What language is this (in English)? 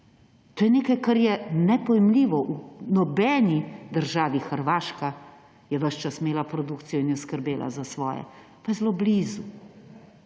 Slovenian